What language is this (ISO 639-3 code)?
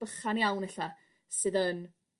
cym